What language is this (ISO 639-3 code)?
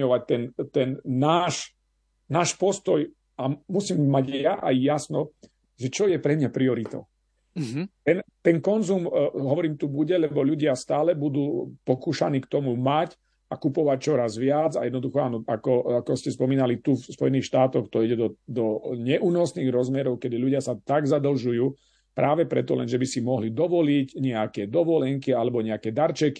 slk